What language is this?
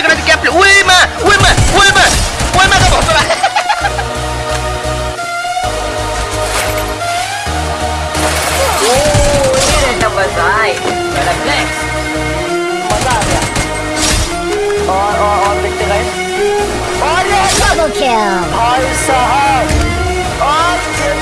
Hindi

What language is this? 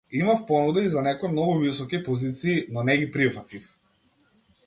Macedonian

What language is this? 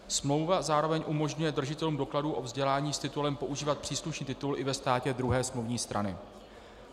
Czech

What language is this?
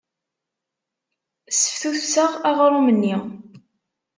Kabyle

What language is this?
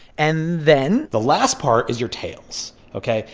English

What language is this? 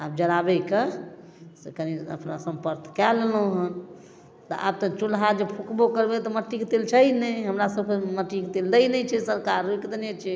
Maithili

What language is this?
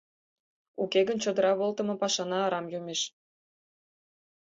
Mari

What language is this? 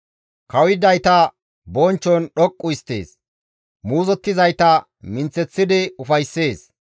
Gamo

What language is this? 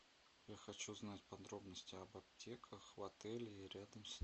Russian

